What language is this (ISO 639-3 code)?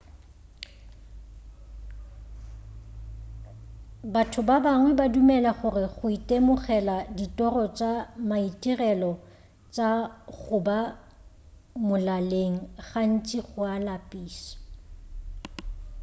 nso